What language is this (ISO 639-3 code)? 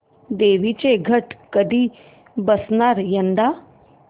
mar